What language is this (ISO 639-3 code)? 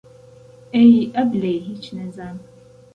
ckb